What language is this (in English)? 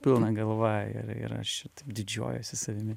Lithuanian